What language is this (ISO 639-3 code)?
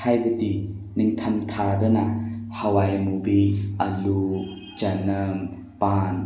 mni